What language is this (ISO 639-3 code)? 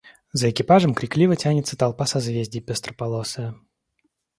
rus